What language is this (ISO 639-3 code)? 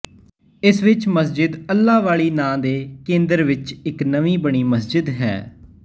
pan